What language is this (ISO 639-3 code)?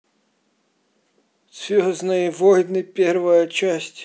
rus